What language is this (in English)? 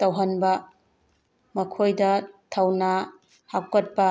Manipuri